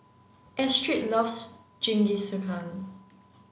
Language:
English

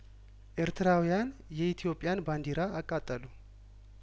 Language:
Amharic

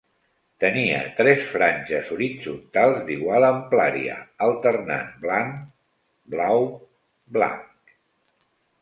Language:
Catalan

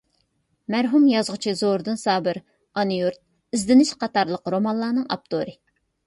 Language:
Uyghur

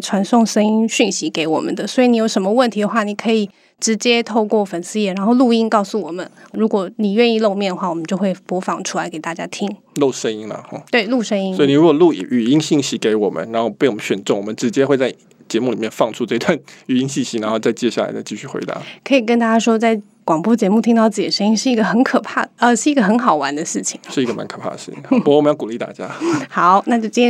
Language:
Chinese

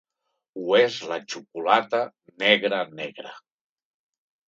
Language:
Catalan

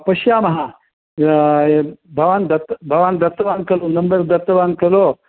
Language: Sanskrit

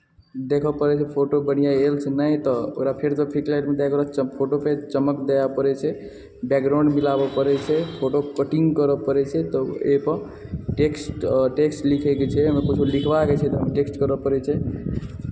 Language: Maithili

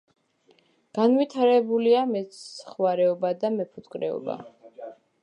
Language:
Georgian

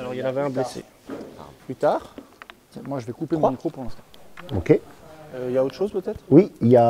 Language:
French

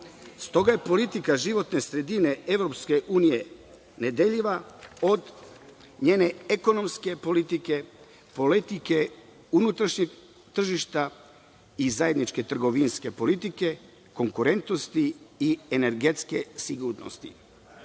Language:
Serbian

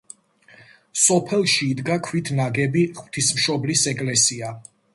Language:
Georgian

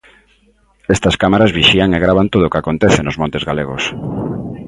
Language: Galician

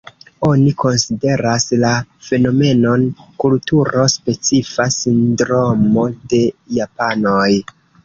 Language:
Esperanto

